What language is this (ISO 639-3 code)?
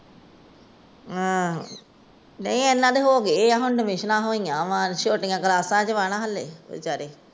pan